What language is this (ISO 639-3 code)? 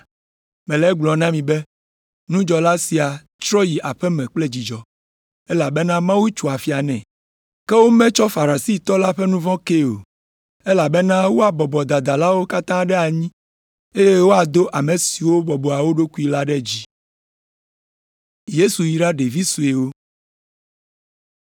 ewe